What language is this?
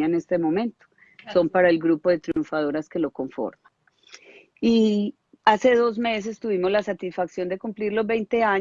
Spanish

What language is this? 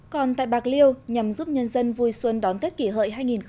Vietnamese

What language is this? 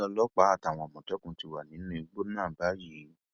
Yoruba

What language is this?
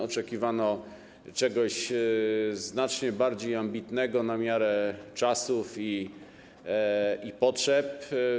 Polish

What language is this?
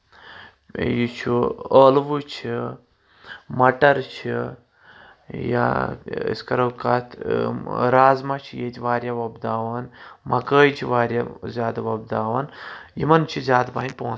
Kashmiri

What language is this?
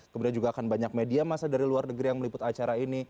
Indonesian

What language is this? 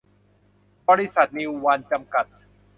Thai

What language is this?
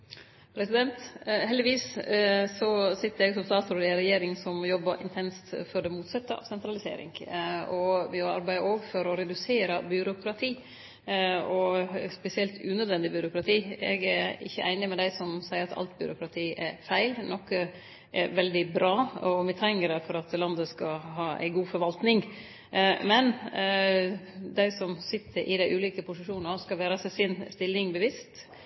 Norwegian Nynorsk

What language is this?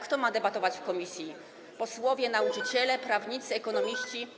Polish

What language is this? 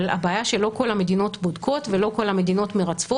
Hebrew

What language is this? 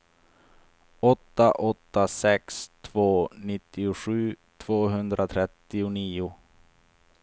Swedish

